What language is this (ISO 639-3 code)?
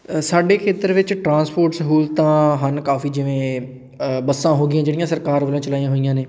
pan